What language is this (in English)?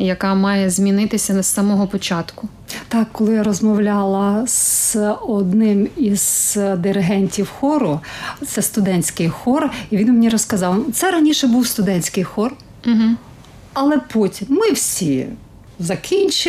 Ukrainian